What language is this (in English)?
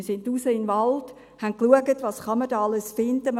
Swiss German